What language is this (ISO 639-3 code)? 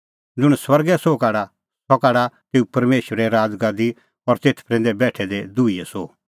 kfx